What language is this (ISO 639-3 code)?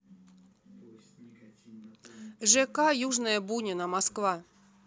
rus